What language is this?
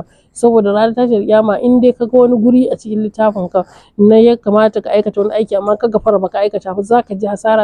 Arabic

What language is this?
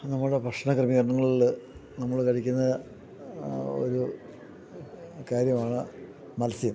Malayalam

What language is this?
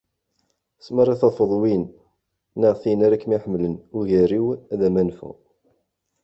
Kabyle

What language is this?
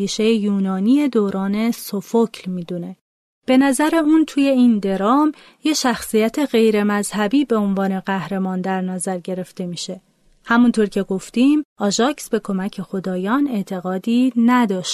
Persian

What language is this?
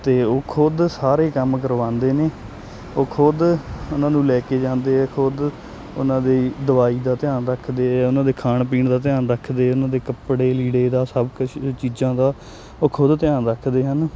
Punjabi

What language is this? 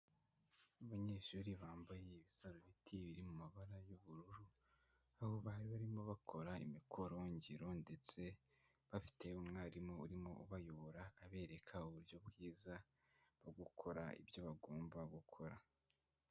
Kinyarwanda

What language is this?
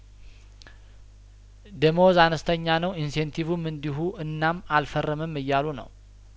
Amharic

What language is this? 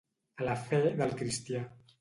Catalan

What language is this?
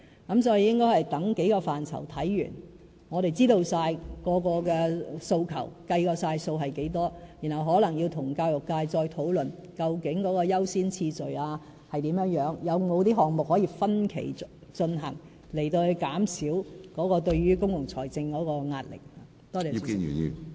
Cantonese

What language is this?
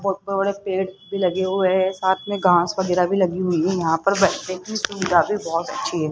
Hindi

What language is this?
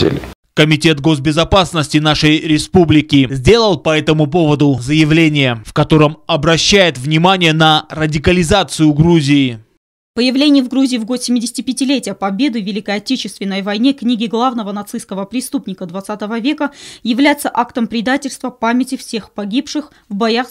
Russian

